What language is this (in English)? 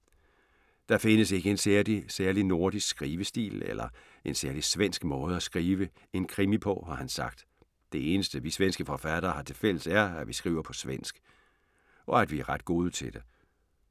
Danish